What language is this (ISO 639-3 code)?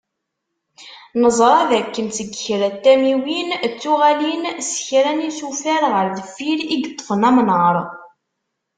kab